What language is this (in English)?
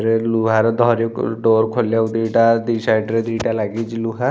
Odia